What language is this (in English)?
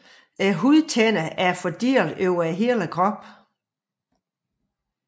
Danish